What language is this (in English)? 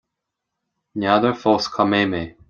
Irish